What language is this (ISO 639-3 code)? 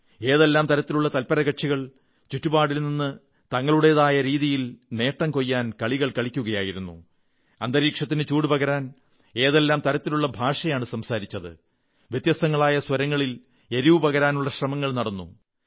mal